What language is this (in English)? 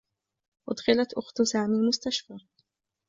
Arabic